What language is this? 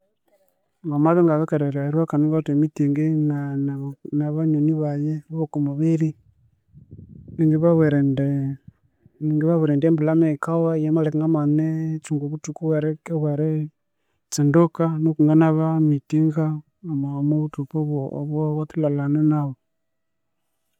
Konzo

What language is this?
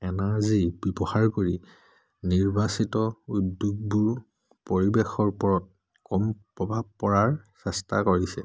Assamese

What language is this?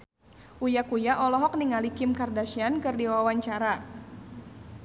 Sundanese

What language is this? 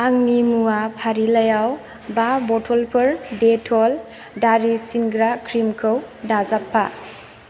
Bodo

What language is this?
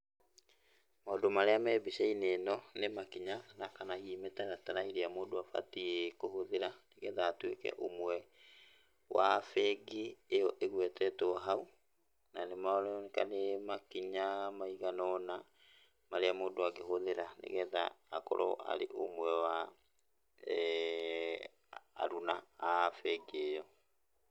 Kikuyu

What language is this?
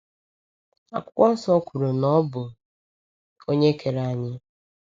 Igbo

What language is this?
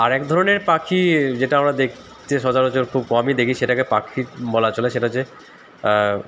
Bangla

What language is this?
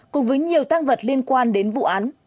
Vietnamese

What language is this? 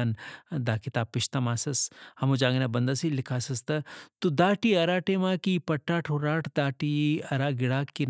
Brahui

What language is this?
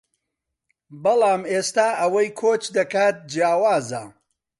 Central Kurdish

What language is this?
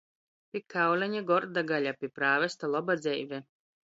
Latgalian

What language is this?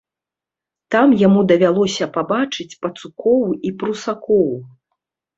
Belarusian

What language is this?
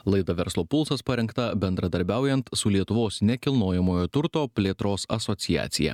Lithuanian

